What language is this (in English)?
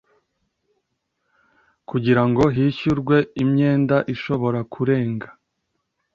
Kinyarwanda